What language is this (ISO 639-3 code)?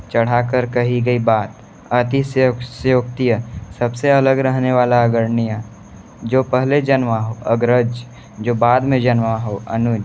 hin